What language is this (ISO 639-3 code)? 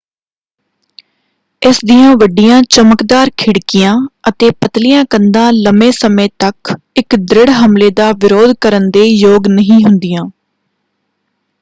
pan